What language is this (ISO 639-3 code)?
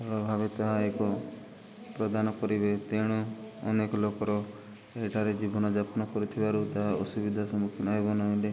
ori